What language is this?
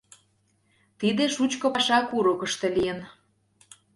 Mari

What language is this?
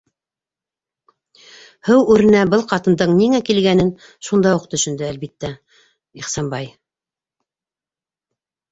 Bashkir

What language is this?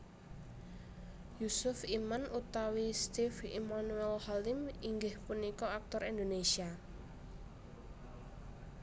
Javanese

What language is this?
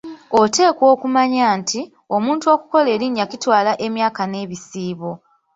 Ganda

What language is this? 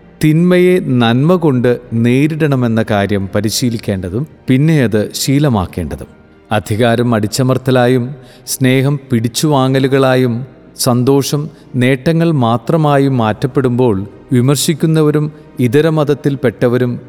Malayalam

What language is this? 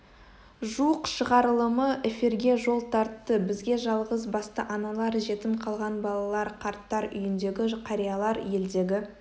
Kazakh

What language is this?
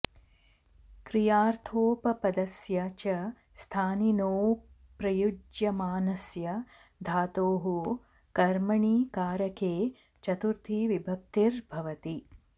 Sanskrit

